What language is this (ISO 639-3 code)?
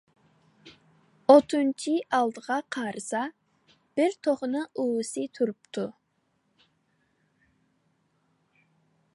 uig